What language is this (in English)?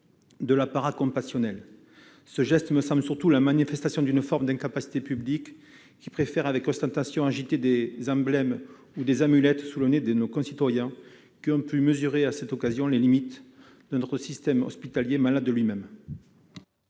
French